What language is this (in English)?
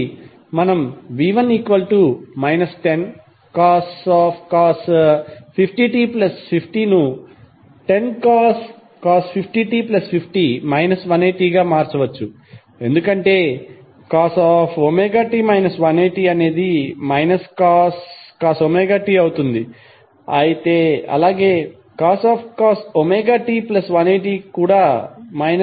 Telugu